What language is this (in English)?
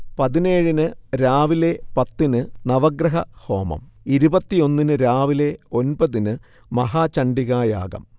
Malayalam